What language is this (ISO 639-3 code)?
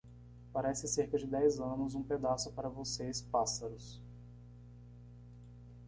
por